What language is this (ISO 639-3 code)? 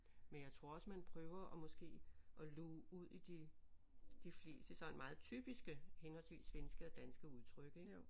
dan